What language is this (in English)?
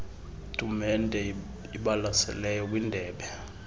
Xhosa